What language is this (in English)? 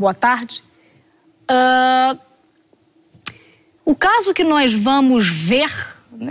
Portuguese